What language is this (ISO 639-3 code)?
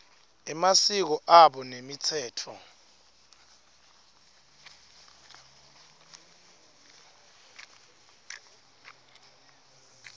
ssw